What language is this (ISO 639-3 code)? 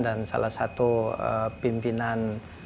ind